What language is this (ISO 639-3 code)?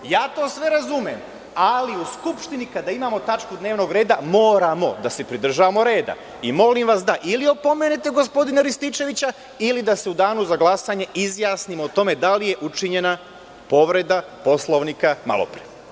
srp